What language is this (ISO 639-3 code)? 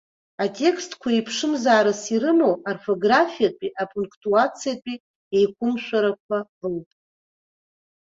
abk